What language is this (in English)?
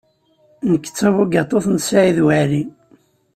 Kabyle